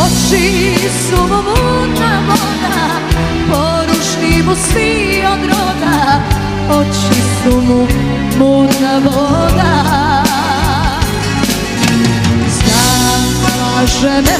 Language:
Polish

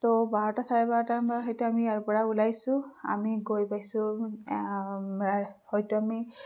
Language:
Assamese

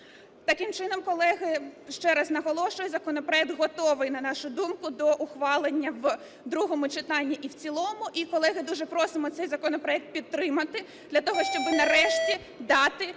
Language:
Ukrainian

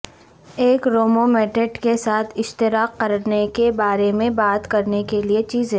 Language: Urdu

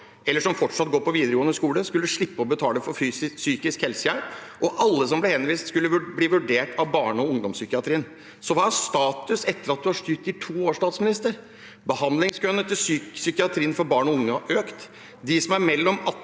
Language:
Norwegian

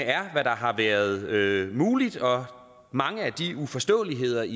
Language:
Danish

